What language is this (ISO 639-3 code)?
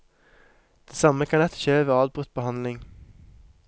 nor